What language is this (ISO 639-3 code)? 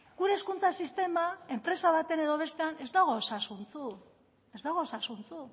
eus